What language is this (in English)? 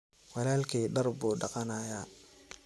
Somali